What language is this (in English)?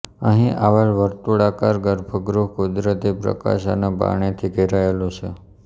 Gujarati